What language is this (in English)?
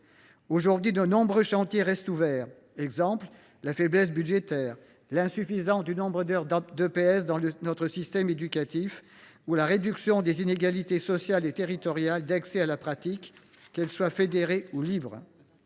French